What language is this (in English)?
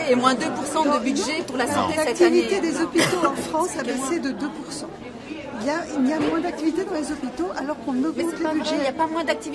French